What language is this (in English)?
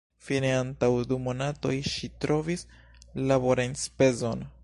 Esperanto